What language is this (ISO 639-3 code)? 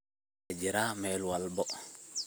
som